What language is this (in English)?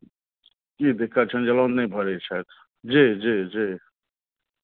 Maithili